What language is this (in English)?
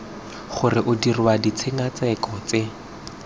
Tswana